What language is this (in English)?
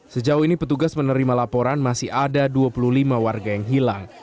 Indonesian